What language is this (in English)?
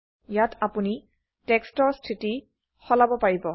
Assamese